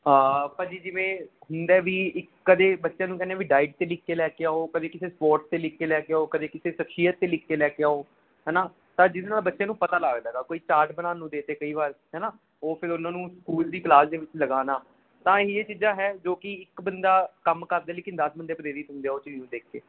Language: Punjabi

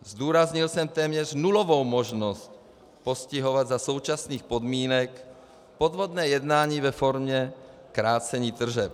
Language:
Czech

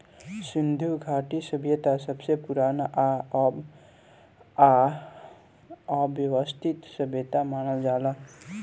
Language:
Bhojpuri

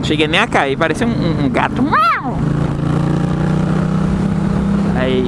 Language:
Portuguese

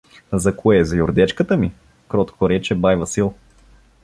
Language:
Bulgarian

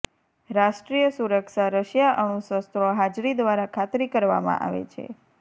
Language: Gujarati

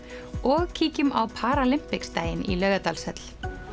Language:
Icelandic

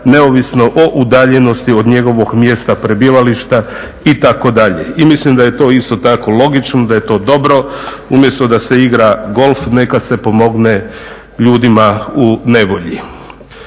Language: Croatian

